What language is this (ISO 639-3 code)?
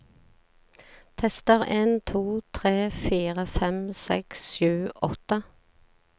nor